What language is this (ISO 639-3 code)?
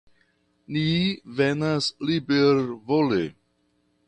epo